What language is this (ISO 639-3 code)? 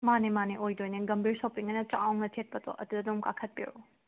mni